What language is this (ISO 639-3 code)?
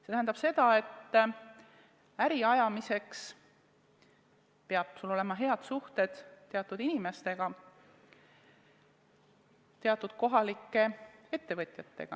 est